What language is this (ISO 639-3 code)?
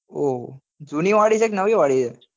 guj